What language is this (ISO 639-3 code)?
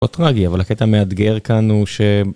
heb